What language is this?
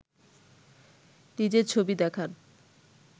Bangla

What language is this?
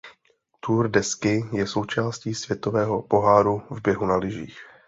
Czech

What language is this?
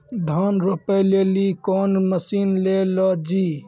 Maithili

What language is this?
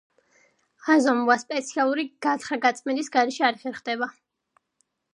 Georgian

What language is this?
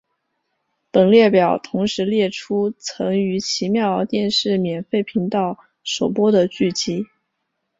Chinese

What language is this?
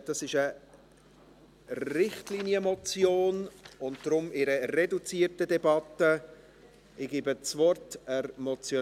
Swiss German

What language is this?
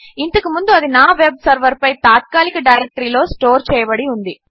Telugu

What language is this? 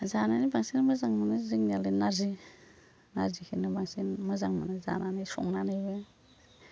Bodo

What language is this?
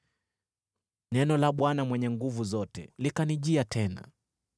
Swahili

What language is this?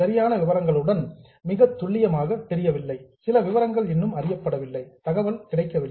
Tamil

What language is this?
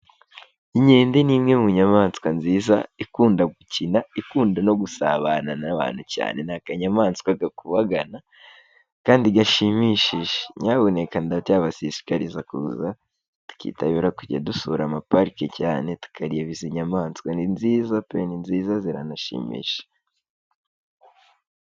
Kinyarwanda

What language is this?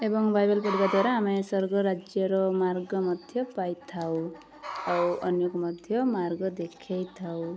Odia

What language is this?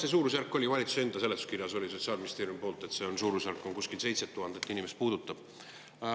Estonian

